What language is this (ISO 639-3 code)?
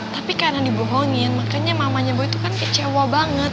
ind